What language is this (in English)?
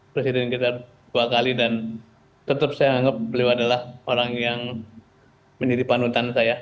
Indonesian